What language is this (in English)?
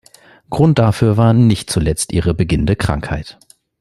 German